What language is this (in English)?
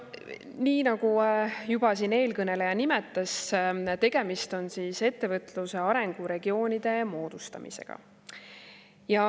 Estonian